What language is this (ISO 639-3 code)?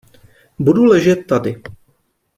ces